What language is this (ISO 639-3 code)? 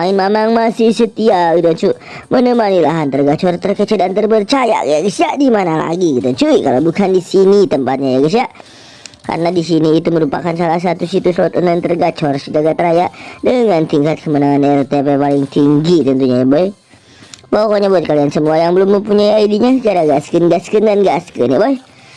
ind